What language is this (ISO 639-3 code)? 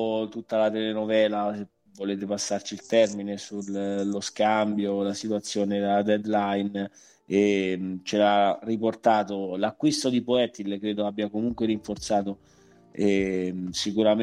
ita